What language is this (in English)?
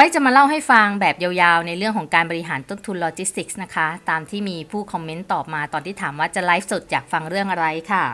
Thai